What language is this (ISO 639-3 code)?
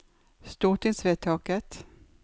nor